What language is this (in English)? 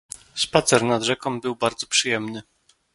Polish